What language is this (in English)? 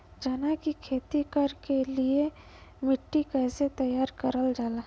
Bhojpuri